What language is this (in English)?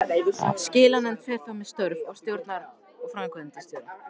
Icelandic